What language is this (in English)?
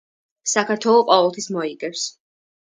Georgian